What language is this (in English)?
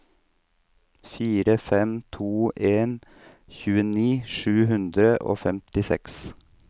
Norwegian